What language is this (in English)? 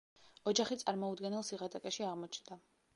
Georgian